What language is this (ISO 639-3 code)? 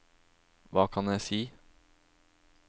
nor